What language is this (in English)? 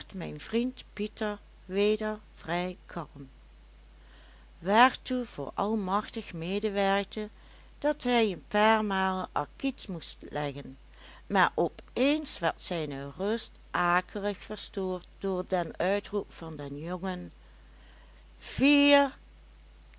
Dutch